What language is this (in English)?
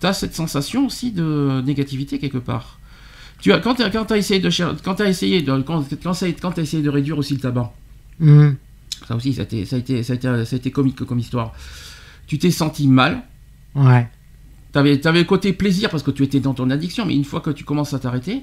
French